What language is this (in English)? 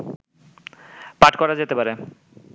Bangla